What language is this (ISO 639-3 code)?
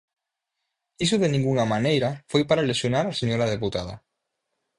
glg